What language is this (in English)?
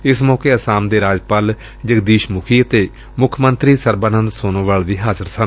Punjabi